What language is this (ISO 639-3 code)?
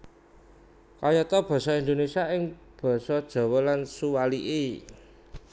jav